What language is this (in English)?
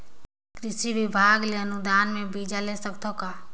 Chhattisgarhi